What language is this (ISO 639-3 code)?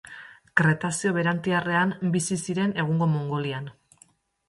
eus